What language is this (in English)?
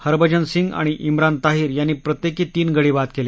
Marathi